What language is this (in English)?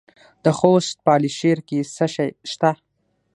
Pashto